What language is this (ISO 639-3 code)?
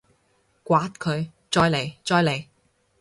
yue